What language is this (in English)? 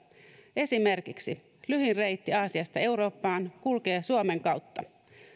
Finnish